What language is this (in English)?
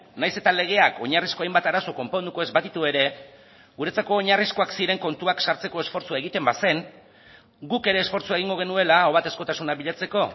Basque